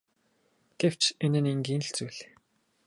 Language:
Mongolian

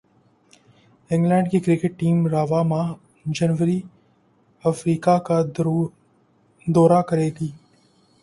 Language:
Urdu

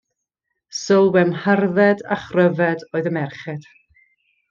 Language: Welsh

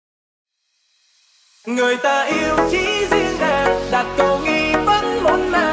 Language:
Thai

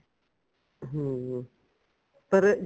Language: Punjabi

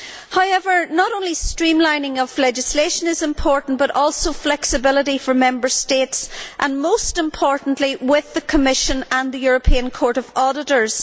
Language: English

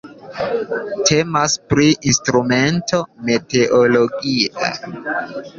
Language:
Esperanto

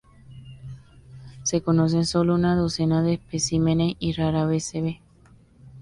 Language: Spanish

